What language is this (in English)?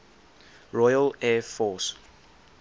English